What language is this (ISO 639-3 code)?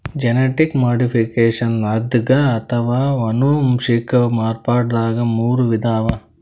kan